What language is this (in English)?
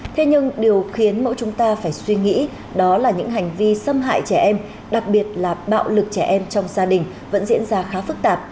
Vietnamese